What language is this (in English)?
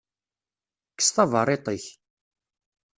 Kabyle